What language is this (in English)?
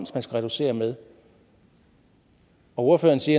Danish